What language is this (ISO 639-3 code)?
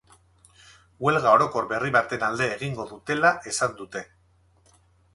eus